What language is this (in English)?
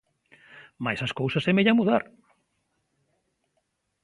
Galician